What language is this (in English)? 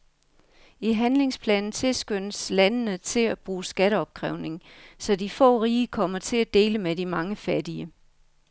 Danish